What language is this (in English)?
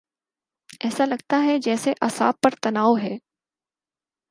Urdu